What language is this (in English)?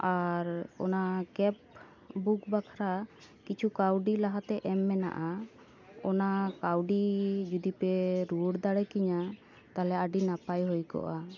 Santali